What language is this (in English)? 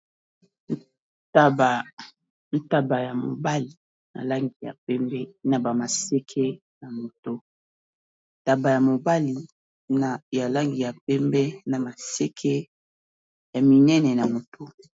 Lingala